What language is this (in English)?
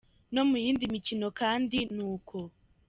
Kinyarwanda